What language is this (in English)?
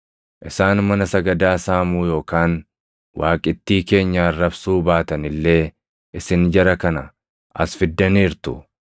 Oromo